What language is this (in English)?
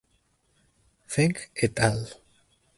Spanish